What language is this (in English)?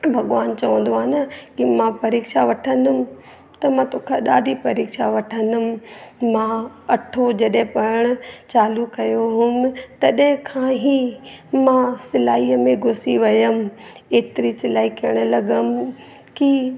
Sindhi